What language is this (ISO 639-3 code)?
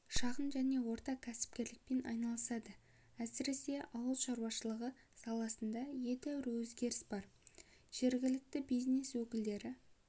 kaz